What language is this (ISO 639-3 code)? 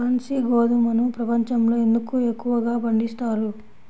tel